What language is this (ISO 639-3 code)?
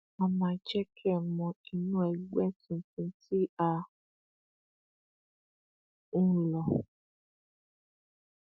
yor